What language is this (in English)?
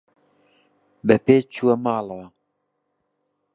Central Kurdish